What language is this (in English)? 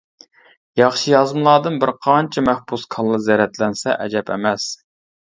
Uyghur